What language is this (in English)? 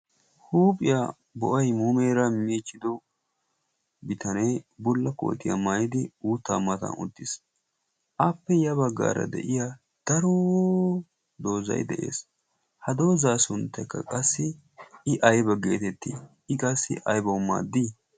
Wolaytta